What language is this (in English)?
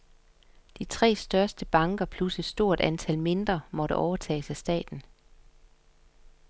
Danish